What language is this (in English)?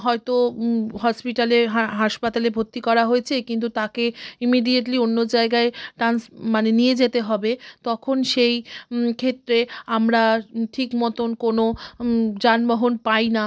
Bangla